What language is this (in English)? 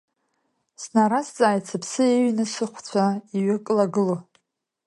Abkhazian